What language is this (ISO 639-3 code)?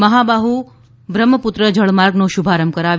guj